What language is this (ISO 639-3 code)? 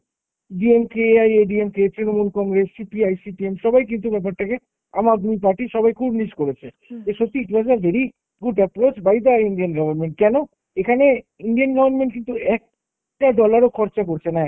ben